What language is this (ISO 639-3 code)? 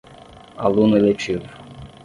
por